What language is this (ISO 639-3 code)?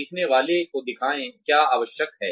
hin